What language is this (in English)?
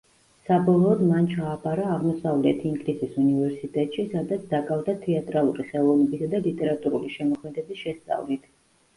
Georgian